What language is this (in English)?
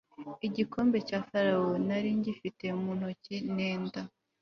Kinyarwanda